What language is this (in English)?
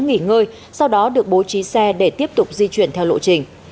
Vietnamese